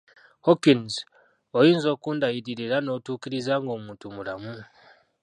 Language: Ganda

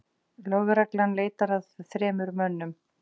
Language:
Icelandic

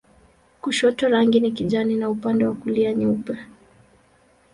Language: Swahili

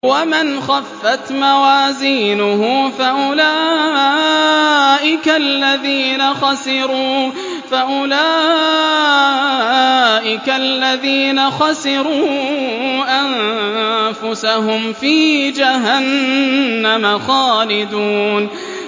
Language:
Arabic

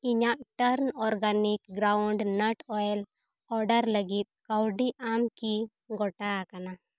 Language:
Santali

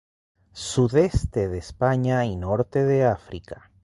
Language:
Spanish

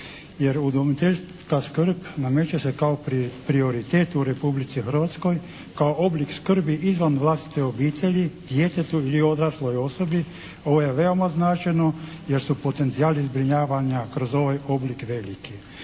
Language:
Croatian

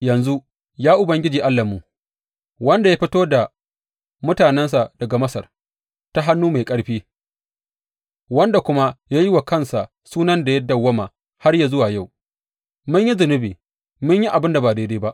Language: Hausa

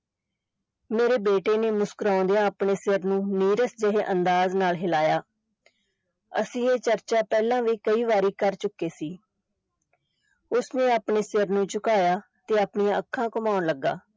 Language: Punjabi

